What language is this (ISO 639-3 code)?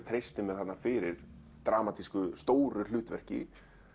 isl